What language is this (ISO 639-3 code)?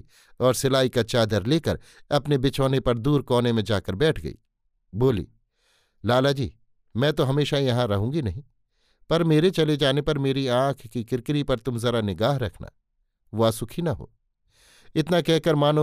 hin